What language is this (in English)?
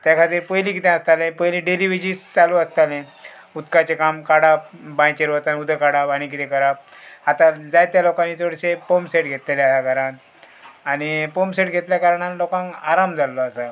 Konkani